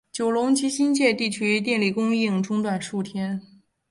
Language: Chinese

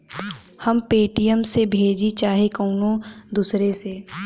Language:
Bhojpuri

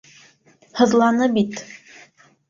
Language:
Bashkir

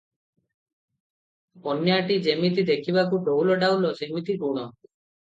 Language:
Odia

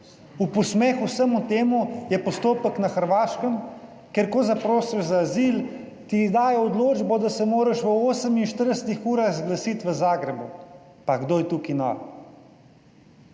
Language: Slovenian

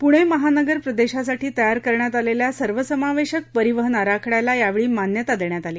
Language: Marathi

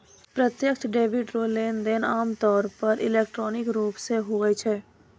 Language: Maithili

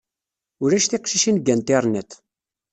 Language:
Kabyle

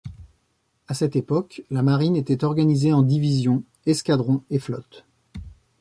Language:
French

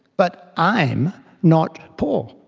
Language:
English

